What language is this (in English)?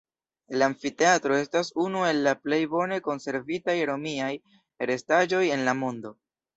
Esperanto